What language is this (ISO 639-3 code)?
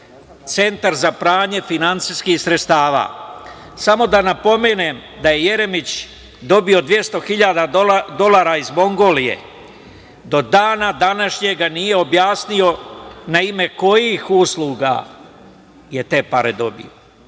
srp